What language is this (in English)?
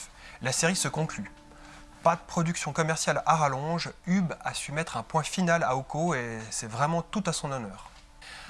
French